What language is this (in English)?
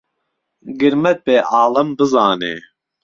Central Kurdish